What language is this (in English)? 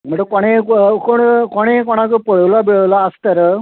Konkani